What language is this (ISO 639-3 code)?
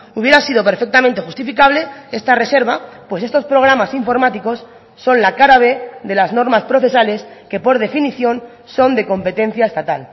spa